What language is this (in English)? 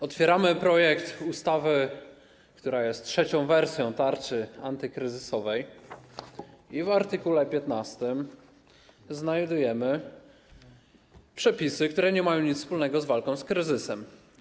Polish